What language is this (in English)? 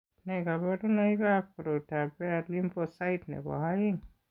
Kalenjin